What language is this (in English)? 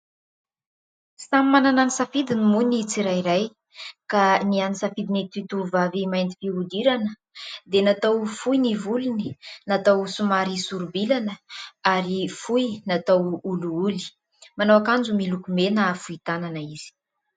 Malagasy